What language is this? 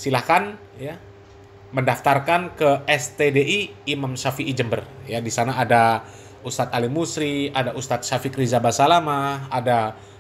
Indonesian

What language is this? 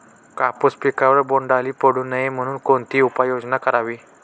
Marathi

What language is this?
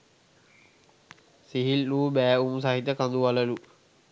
Sinhala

